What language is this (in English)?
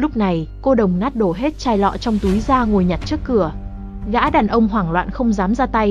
Vietnamese